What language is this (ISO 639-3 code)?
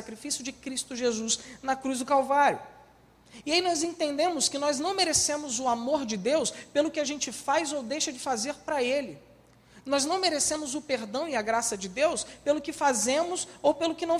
por